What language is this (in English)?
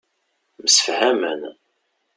Kabyle